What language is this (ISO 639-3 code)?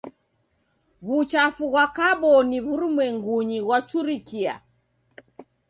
dav